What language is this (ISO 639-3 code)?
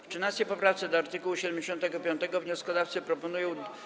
pol